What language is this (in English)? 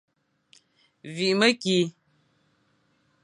Fang